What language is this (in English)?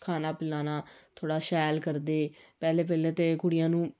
Dogri